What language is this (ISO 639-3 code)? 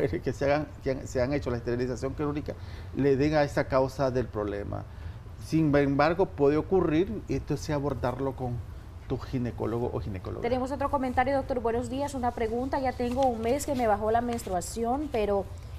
spa